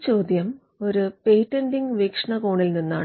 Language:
Malayalam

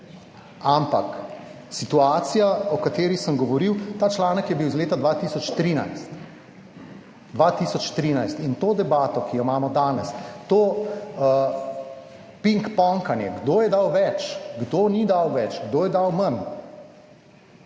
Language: Slovenian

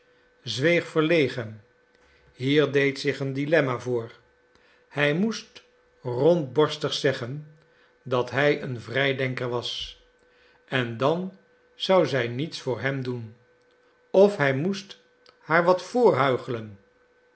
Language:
Dutch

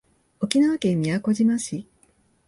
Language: Japanese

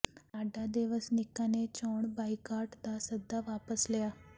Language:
Punjabi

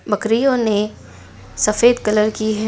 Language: Hindi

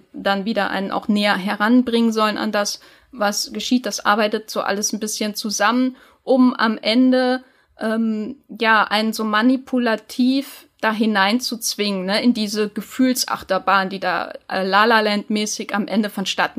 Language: German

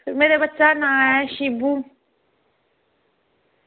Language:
Dogri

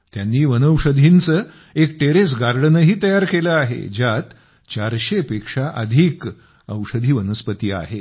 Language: Marathi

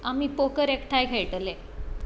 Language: Konkani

